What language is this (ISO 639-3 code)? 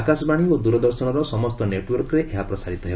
ori